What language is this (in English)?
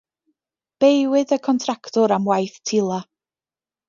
Welsh